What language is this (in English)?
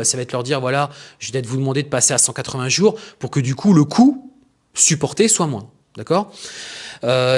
French